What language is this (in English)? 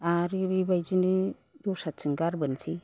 Bodo